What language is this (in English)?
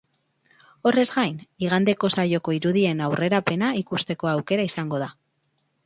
Basque